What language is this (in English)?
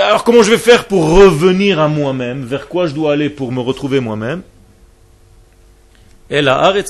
French